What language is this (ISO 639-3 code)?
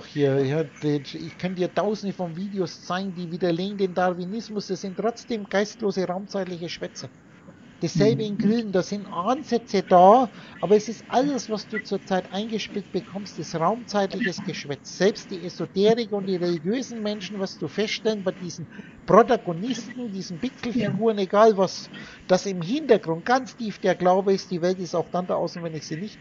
deu